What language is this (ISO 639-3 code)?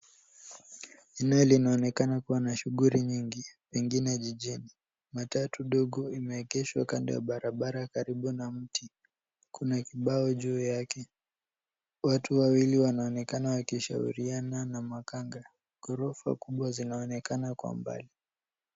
swa